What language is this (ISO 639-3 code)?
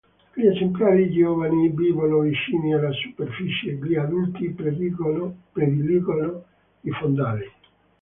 ita